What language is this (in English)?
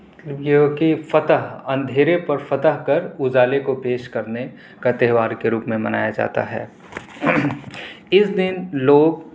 Urdu